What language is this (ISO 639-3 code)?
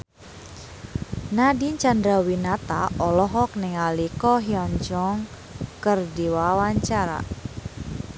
sun